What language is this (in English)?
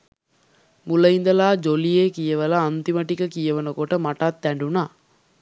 Sinhala